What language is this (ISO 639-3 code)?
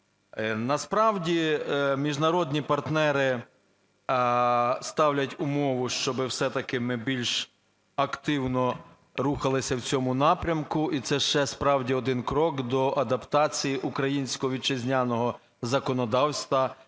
ukr